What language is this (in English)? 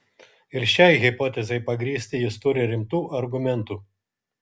Lithuanian